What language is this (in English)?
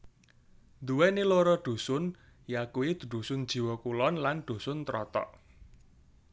Javanese